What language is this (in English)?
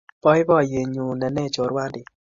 Kalenjin